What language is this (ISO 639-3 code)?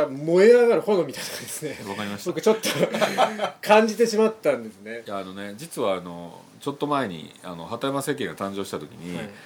jpn